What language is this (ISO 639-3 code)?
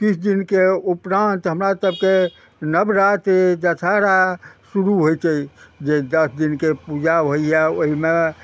mai